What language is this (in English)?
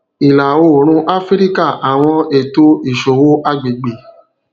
Yoruba